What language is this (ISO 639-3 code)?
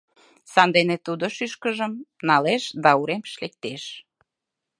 chm